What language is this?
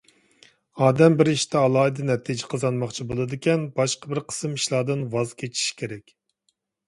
Uyghur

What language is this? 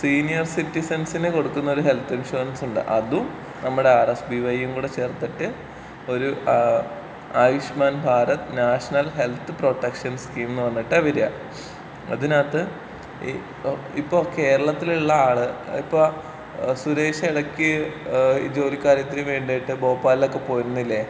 Malayalam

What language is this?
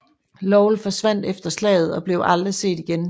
Danish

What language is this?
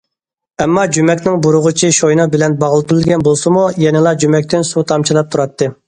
Uyghur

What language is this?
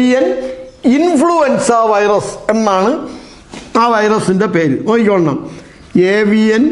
Turkish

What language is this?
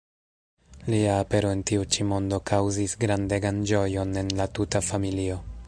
Esperanto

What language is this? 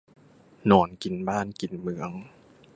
Thai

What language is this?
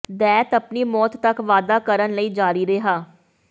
Punjabi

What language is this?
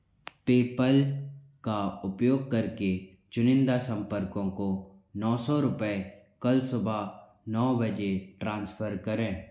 Hindi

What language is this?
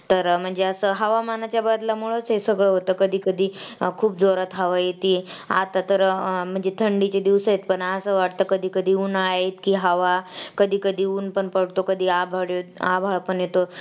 Marathi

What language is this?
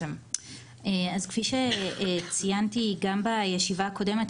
Hebrew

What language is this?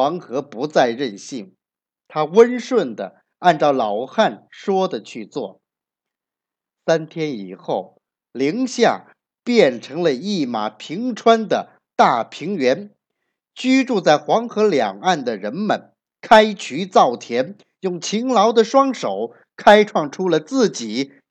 Chinese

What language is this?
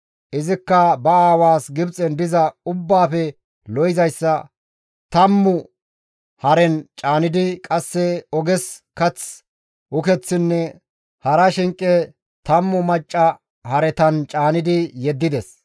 Gamo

